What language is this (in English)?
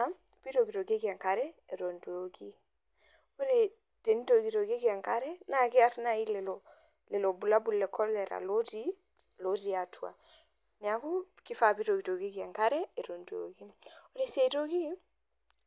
Masai